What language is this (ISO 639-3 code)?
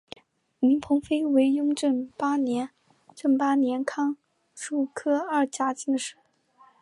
zho